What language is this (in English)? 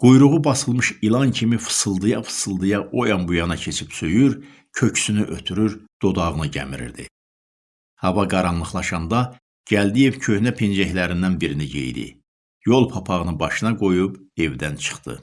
Turkish